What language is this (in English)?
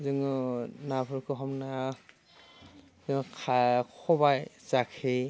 Bodo